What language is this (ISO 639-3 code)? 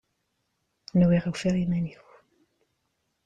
kab